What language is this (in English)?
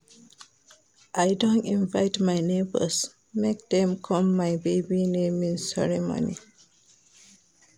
Nigerian Pidgin